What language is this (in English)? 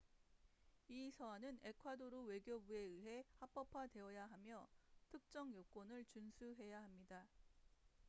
Korean